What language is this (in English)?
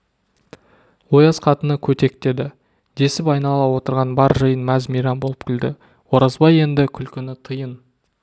Kazakh